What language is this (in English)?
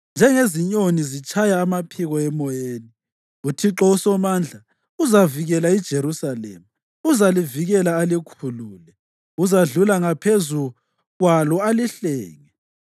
North Ndebele